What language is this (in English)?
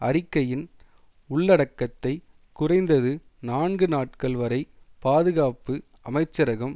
Tamil